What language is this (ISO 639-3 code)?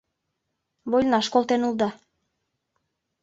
chm